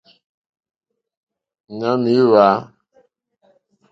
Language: Mokpwe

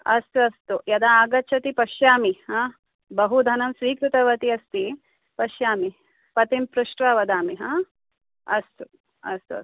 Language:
Sanskrit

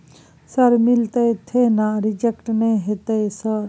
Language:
Maithili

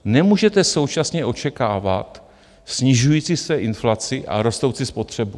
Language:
Czech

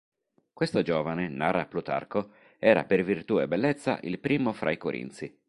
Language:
Italian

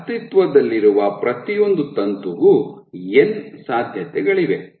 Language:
Kannada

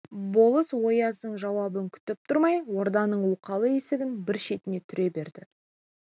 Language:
Kazakh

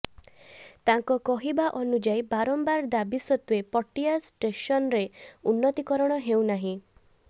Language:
Odia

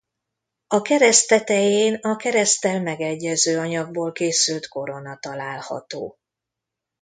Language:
Hungarian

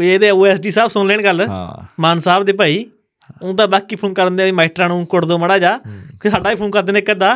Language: Punjabi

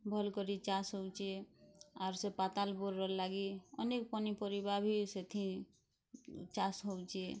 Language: Odia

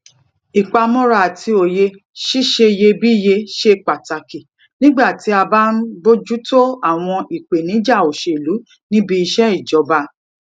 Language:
Yoruba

